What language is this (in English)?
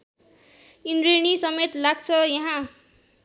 Nepali